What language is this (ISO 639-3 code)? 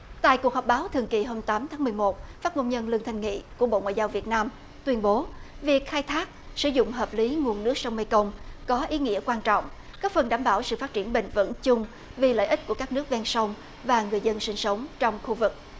vie